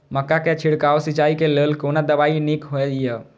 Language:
Maithili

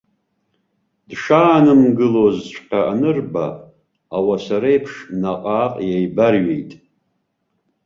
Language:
Abkhazian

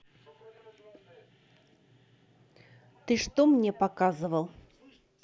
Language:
Russian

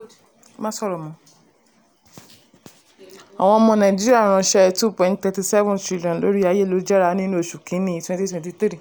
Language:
Yoruba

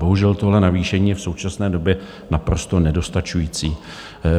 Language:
Czech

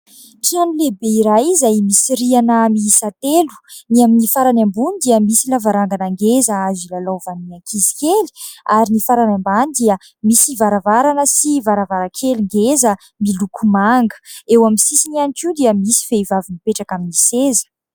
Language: Malagasy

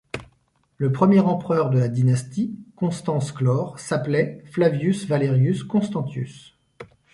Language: French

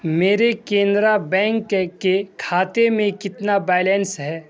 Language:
Urdu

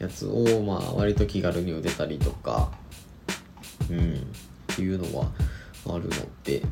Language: Japanese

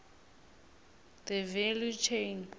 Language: South Ndebele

